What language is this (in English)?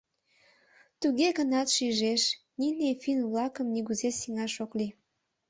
Mari